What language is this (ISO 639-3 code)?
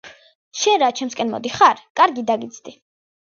kat